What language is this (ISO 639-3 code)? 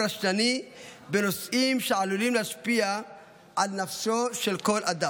heb